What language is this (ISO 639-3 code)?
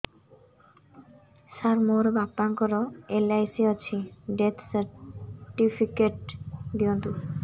ori